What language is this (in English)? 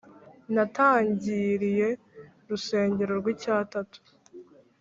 Kinyarwanda